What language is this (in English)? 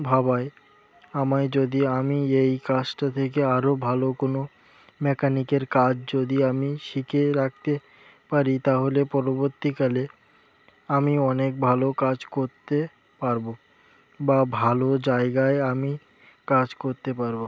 Bangla